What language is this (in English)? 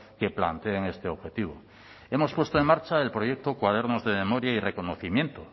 Spanish